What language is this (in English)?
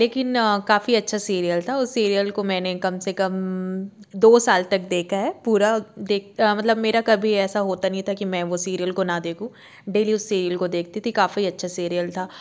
Hindi